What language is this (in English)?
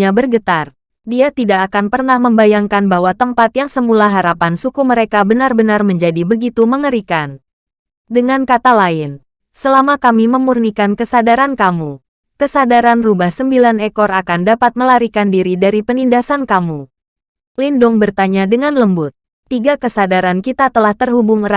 Indonesian